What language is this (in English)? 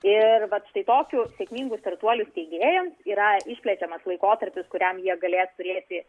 Lithuanian